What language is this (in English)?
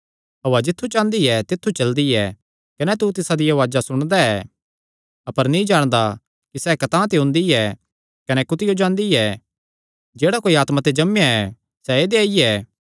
Kangri